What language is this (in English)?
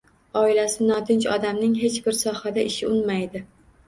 Uzbek